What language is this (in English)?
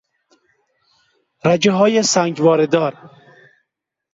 Persian